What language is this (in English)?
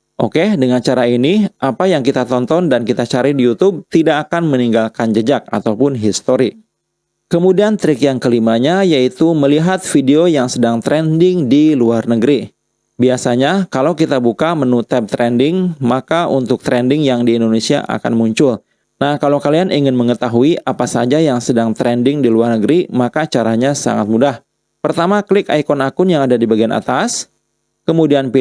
Indonesian